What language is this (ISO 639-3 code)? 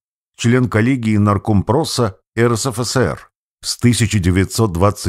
rus